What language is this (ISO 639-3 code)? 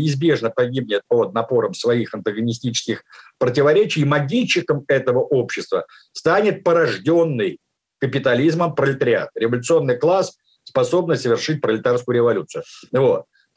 rus